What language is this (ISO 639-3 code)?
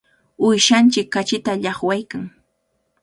qvl